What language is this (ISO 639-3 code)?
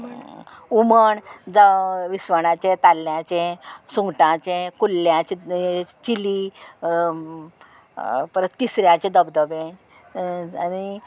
kok